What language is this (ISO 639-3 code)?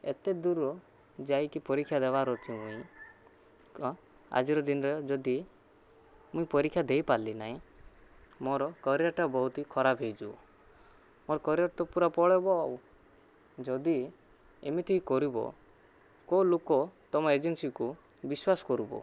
ori